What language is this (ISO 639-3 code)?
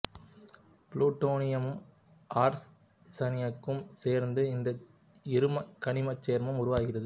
tam